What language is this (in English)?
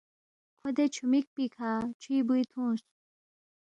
Balti